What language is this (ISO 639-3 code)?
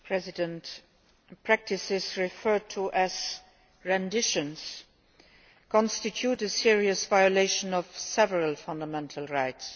eng